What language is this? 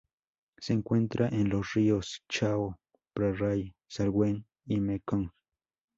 Spanish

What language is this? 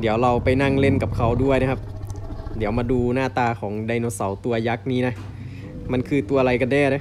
Thai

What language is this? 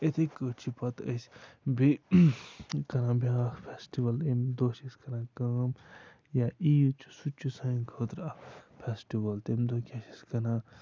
Kashmiri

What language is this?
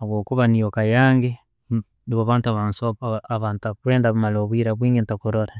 Tooro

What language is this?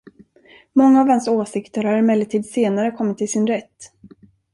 Swedish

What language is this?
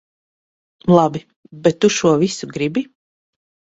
Latvian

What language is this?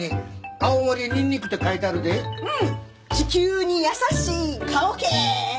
Japanese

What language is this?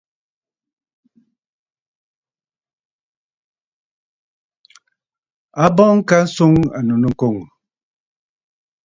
Bafut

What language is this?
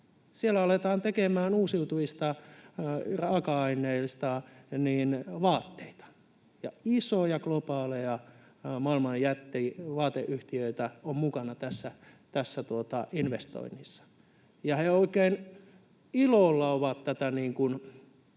Finnish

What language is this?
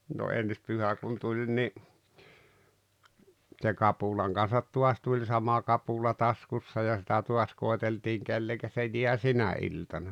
Finnish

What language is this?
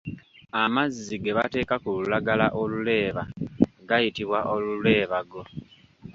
Ganda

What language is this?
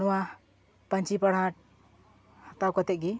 Santali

